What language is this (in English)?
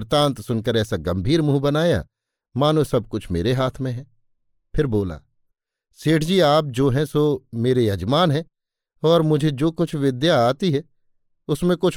Hindi